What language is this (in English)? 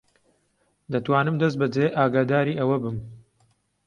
Central Kurdish